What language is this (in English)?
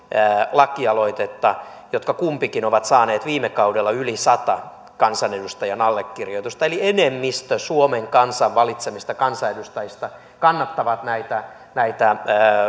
Finnish